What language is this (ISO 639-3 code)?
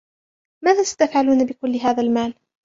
ara